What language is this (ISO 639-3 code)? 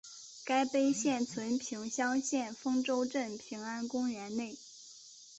zho